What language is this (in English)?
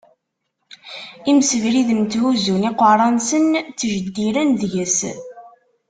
Kabyle